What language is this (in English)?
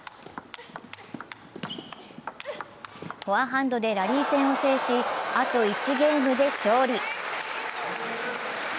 Japanese